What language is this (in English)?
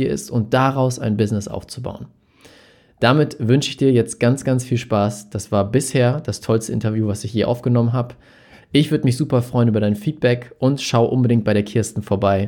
German